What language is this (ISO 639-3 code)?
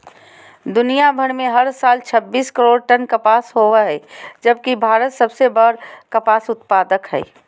mag